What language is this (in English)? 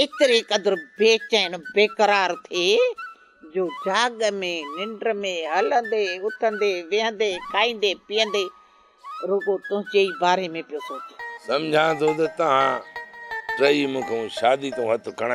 Polish